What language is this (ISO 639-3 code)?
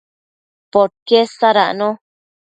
mcf